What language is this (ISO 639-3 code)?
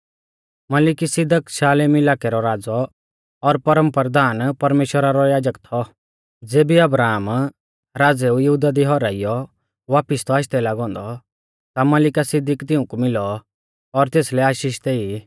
bfz